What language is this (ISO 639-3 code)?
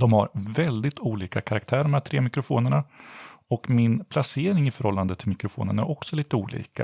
swe